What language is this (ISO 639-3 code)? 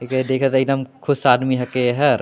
sck